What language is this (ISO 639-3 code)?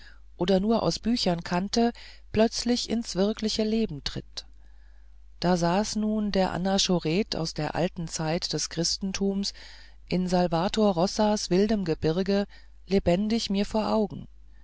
deu